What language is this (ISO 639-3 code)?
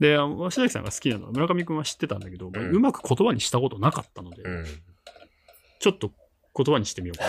jpn